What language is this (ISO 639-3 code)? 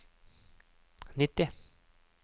nor